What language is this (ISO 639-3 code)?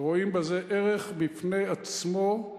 heb